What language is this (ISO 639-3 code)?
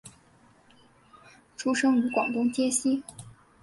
zho